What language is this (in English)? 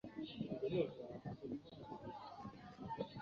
Chinese